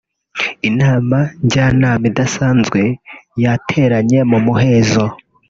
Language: Kinyarwanda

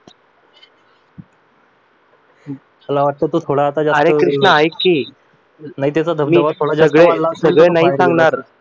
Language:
Marathi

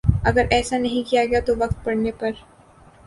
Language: Urdu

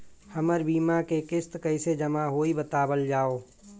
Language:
Bhojpuri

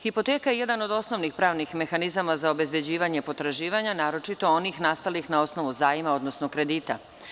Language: Serbian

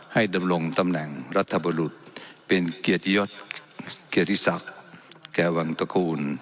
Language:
Thai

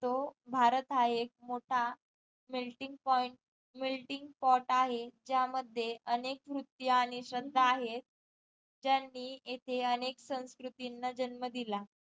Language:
Marathi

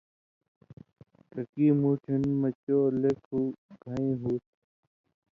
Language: Indus Kohistani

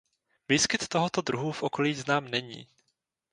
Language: Czech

